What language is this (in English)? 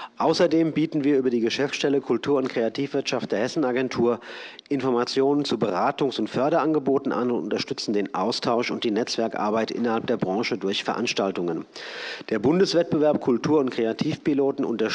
German